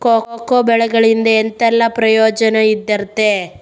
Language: Kannada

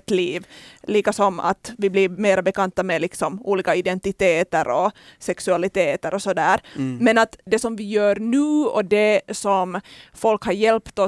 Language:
Swedish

